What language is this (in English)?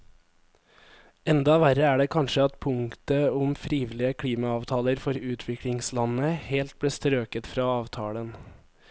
Norwegian